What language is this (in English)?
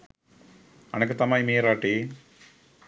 Sinhala